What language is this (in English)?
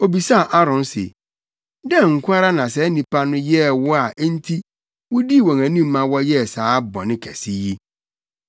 Akan